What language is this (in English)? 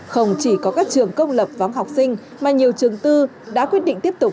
Vietnamese